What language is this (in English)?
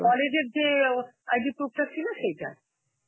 Bangla